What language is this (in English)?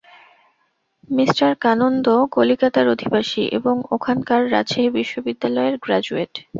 Bangla